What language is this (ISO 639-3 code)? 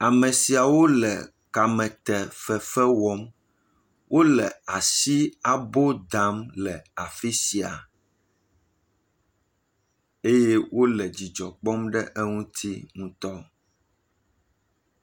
ewe